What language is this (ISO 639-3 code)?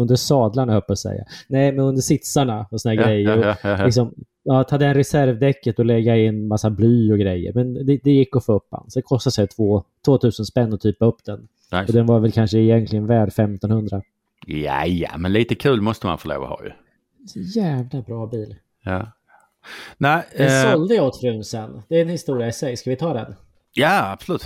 swe